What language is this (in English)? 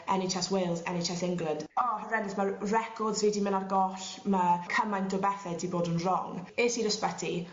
Welsh